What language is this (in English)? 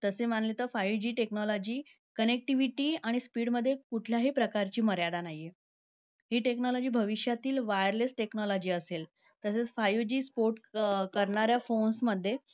Marathi